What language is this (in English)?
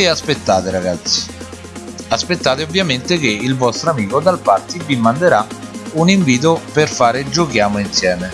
Italian